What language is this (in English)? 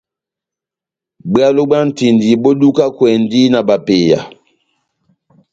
Batanga